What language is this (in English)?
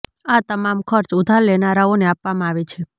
Gujarati